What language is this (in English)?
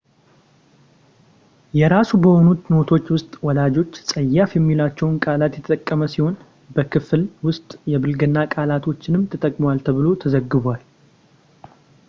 Amharic